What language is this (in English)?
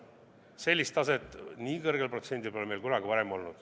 Estonian